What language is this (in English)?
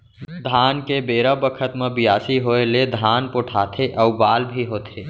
Chhattisgarhi